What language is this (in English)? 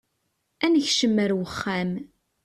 Kabyle